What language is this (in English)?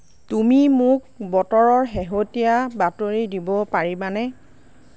Assamese